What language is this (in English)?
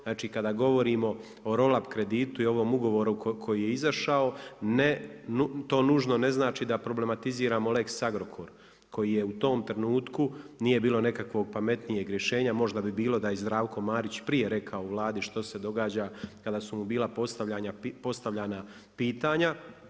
Croatian